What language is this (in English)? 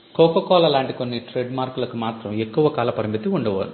Telugu